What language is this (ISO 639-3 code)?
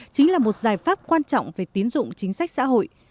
vie